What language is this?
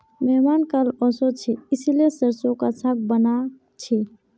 Magahi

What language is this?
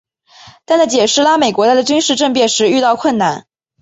Chinese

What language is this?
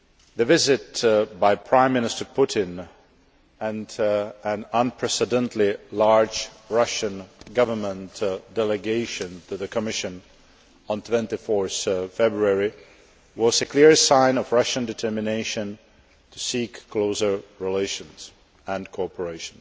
English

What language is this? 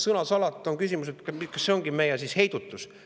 Estonian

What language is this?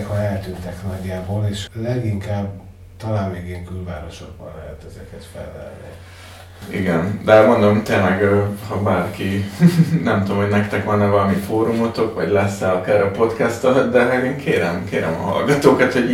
Hungarian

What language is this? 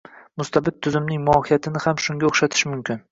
Uzbek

